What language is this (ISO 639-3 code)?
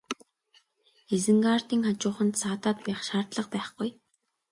mon